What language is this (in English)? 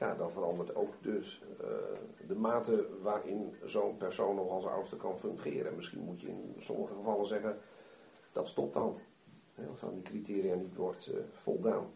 Dutch